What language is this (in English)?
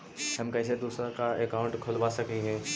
Magahi